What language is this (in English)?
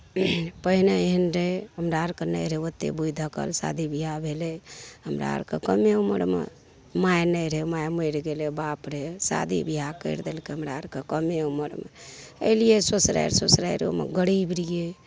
Maithili